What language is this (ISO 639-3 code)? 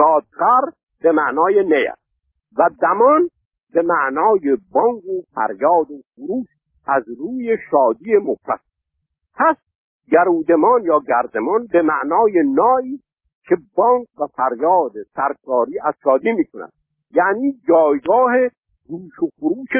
fas